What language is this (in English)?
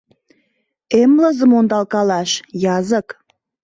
Mari